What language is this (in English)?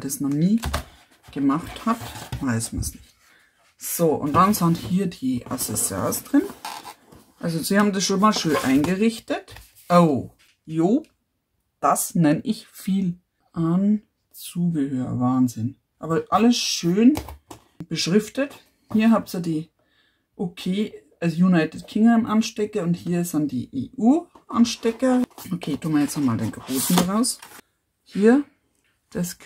German